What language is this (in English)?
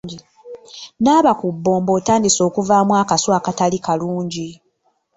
Ganda